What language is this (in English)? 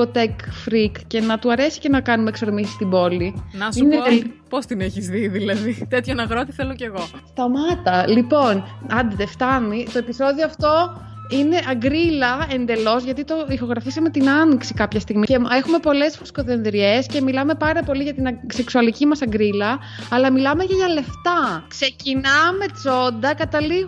Greek